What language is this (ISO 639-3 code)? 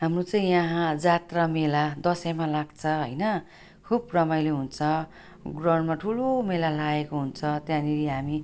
nep